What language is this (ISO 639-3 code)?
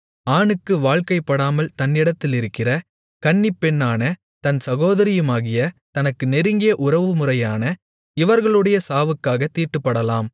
tam